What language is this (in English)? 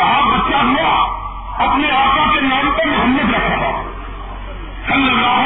Urdu